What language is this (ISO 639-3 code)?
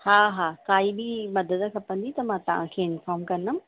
snd